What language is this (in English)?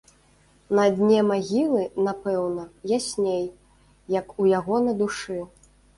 Belarusian